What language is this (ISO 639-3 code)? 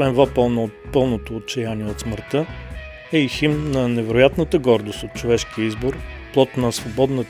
bul